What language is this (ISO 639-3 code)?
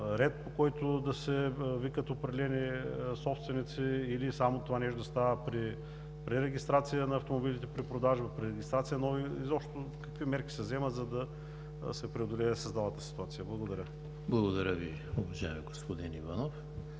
bul